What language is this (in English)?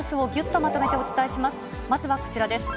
Japanese